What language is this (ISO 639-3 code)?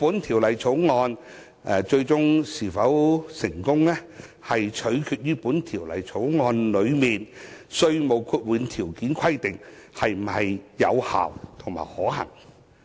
yue